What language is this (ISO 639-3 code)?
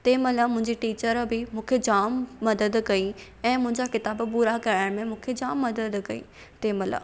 snd